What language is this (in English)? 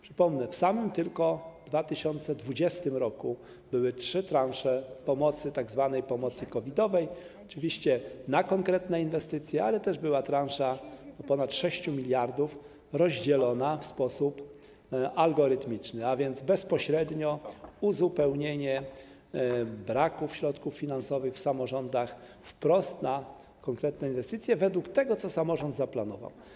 Polish